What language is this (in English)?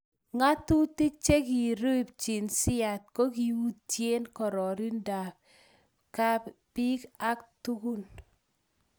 Kalenjin